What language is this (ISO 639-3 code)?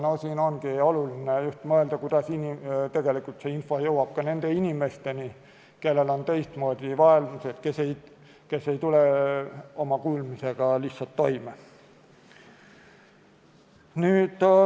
est